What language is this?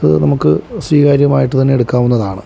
Malayalam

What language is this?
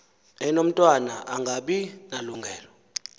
Xhosa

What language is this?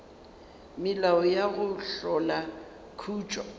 Northern Sotho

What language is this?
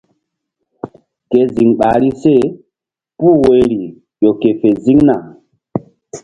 Mbum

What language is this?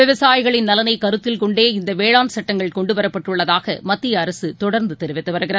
Tamil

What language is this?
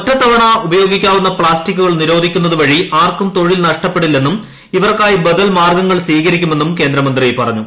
Malayalam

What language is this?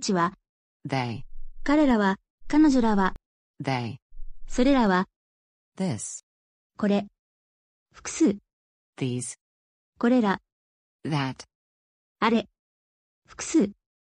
Japanese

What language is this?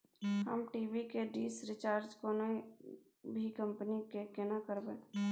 Maithili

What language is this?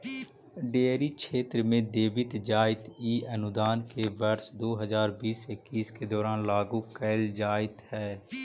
Magahi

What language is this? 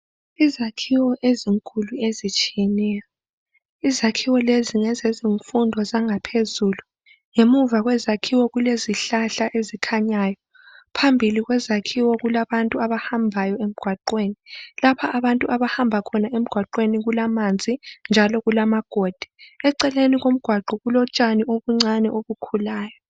North Ndebele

